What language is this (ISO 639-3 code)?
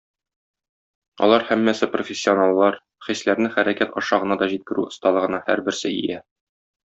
tat